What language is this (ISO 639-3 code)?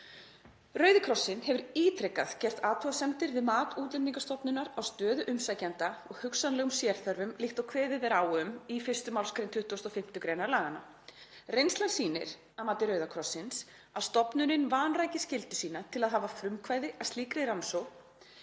isl